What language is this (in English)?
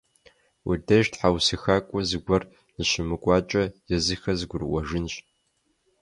Kabardian